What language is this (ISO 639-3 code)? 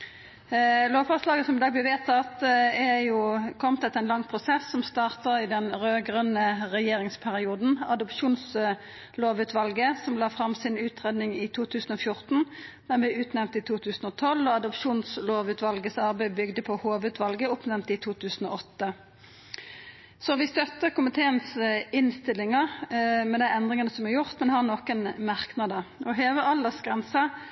nno